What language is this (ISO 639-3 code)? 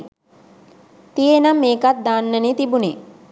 sin